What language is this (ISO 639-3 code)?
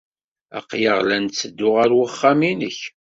kab